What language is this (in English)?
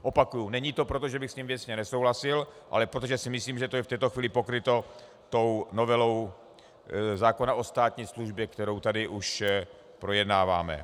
Czech